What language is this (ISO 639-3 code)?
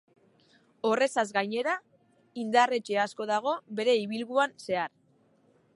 eus